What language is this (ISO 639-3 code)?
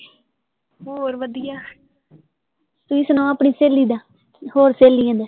pan